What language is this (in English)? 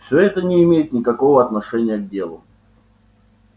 Russian